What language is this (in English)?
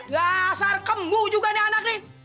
Indonesian